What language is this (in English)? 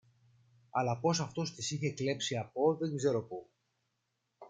Greek